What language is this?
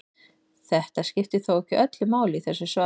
Icelandic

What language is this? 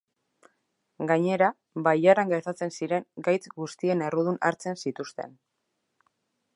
Basque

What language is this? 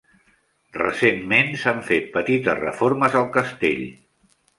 Catalan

